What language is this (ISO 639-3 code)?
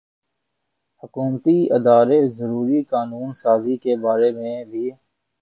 urd